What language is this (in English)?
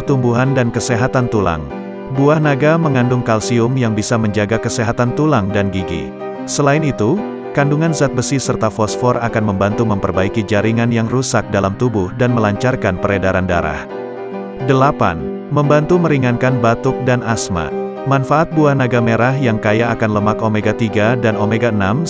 Indonesian